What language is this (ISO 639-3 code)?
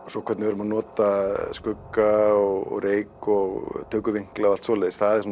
isl